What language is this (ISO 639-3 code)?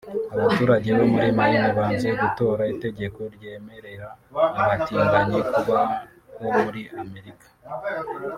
kin